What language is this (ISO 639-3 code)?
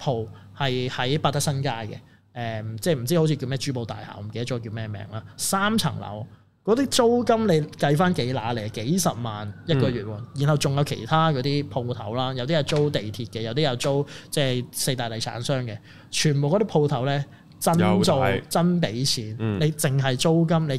zho